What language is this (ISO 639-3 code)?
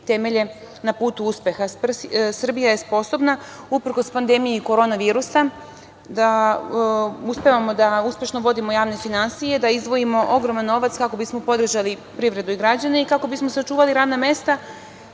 srp